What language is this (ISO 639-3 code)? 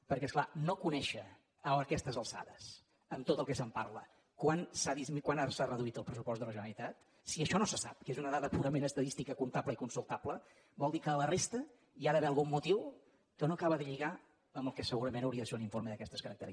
cat